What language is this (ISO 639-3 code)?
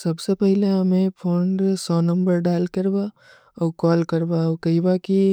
uki